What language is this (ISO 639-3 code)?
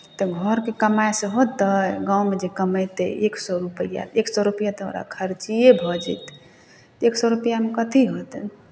mai